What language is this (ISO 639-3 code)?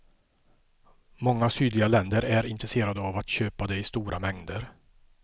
swe